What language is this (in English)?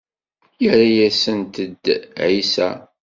Kabyle